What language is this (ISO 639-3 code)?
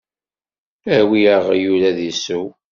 kab